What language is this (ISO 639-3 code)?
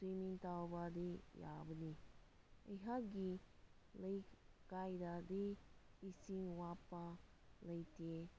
mni